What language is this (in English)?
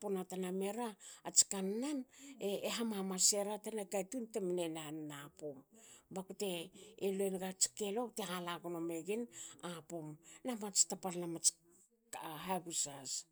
Hakö